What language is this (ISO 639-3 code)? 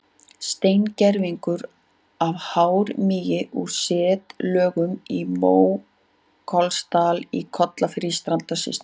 isl